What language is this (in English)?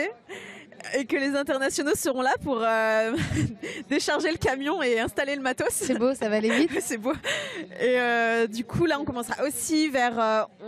French